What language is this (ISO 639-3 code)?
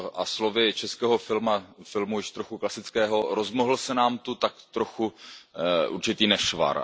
ces